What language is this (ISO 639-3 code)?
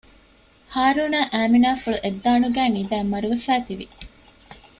div